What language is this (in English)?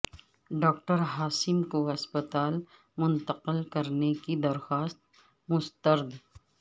Urdu